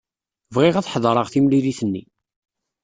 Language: Kabyle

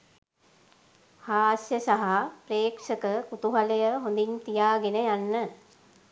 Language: Sinhala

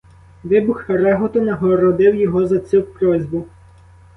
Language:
Ukrainian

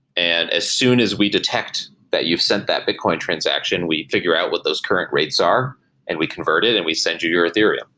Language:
English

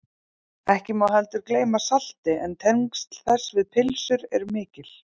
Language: Icelandic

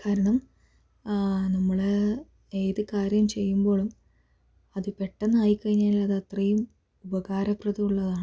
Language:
Malayalam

